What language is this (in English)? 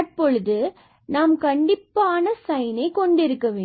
Tamil